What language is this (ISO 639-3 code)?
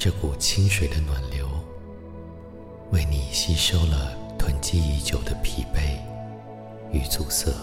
zho